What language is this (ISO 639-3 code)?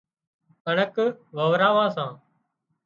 kxp